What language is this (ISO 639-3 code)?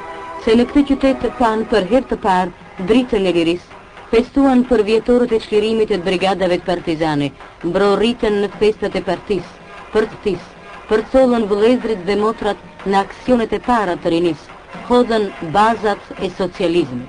ron